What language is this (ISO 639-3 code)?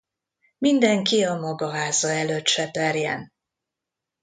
hun